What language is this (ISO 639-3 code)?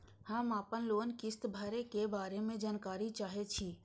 mai